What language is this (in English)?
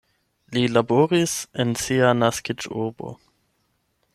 Esperanto